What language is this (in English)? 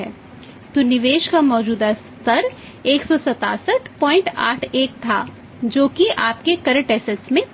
Hindi